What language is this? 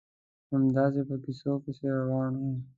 Pashto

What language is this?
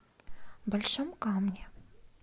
Russian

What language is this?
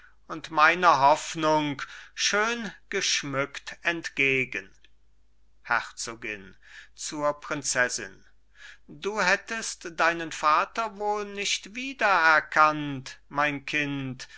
German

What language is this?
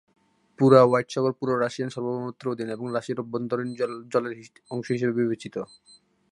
Bangla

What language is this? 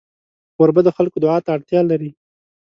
Pashto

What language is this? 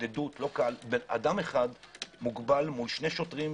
Hebrew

